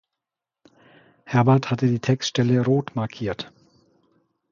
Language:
German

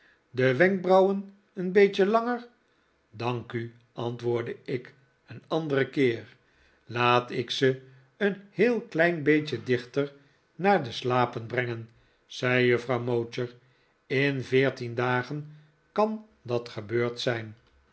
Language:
Dutch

